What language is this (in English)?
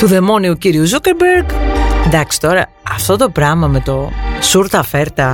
Greek